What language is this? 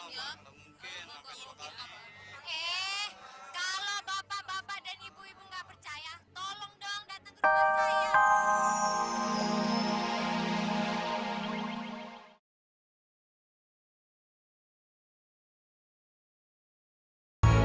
Indonesian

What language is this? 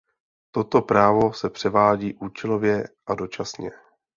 Czech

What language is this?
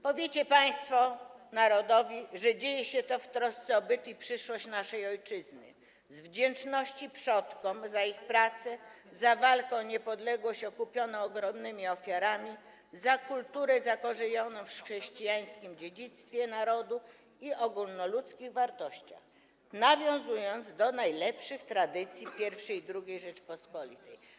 Polish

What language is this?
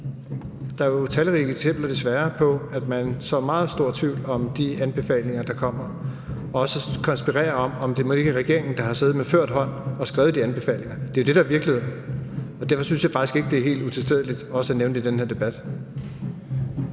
Danish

